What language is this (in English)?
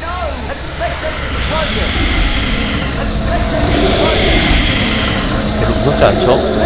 Korean